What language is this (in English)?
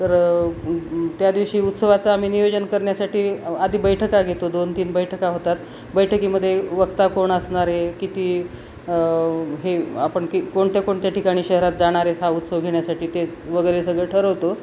Marathi